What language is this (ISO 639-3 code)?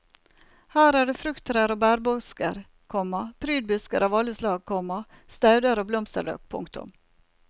nor